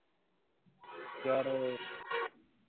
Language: Punjabi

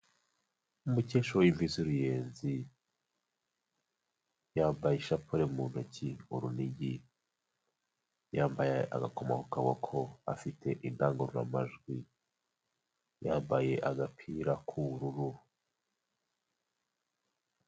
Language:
Kinyarwanda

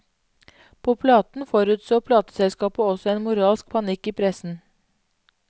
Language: Norwegian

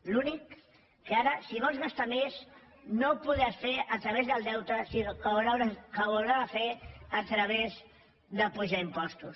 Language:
Catalan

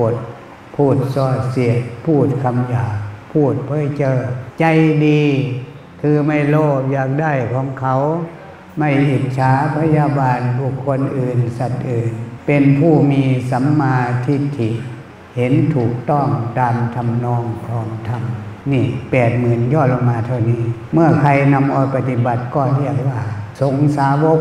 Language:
Thai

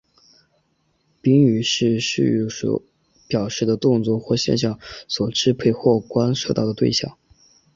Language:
Chinese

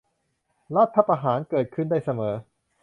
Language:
Thai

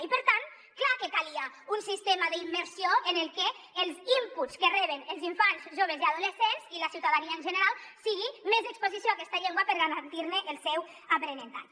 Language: Catalan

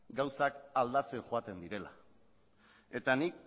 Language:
Basque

